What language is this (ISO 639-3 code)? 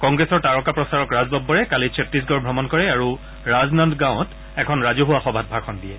asm